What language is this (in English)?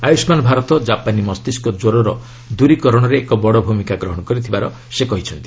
Odia